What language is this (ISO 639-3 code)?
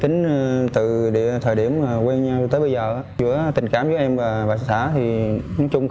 vie